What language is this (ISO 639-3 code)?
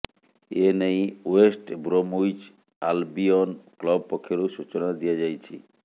ori